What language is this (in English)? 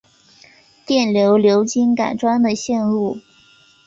Chinese